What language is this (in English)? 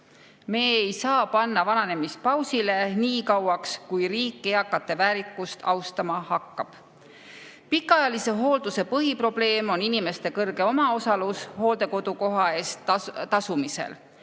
Estonian